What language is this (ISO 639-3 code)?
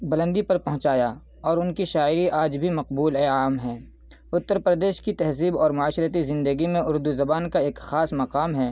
urd